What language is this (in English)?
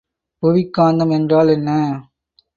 Tamil